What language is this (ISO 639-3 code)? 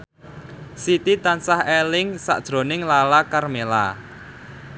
jav